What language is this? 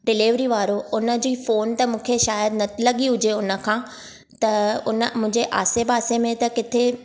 Sindhi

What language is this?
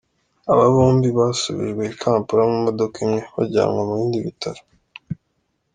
Kinyarwanda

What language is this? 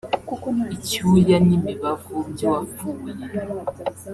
Kinyarwanda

